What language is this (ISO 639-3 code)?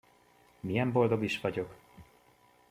hun